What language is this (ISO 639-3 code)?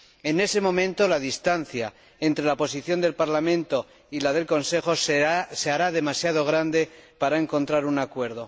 spa